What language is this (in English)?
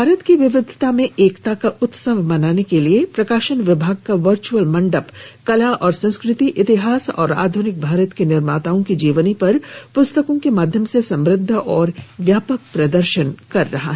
Hindi